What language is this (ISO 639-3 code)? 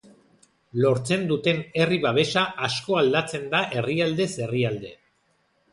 eus